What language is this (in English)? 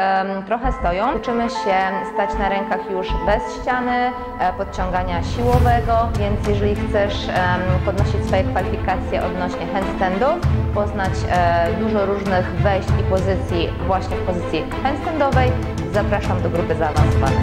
Polish